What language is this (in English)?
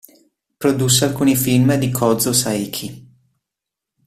Italian